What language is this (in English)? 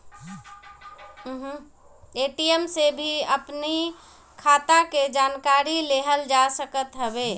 Bhojpuri